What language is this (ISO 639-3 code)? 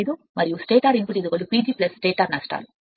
tel